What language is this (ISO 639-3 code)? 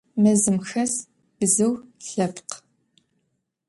ady